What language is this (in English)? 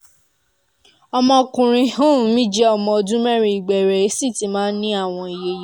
Yoruba